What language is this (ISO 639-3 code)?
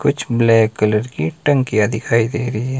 hin